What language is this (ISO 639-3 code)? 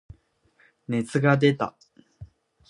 jpn